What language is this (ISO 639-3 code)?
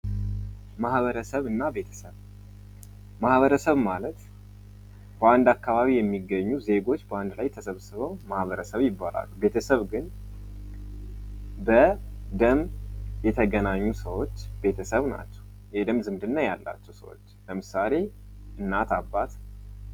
amh